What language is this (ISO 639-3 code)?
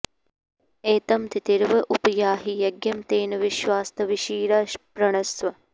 san